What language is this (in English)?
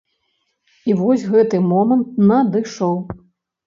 Belarusian